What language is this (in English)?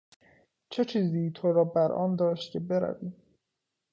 Persian